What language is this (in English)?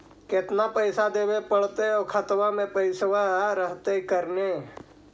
Magahi